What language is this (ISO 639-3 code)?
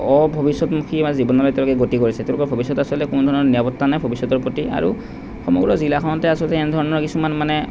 asm